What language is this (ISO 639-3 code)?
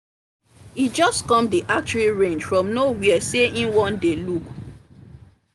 pcm